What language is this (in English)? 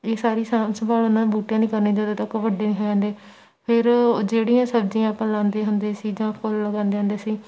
Punjabi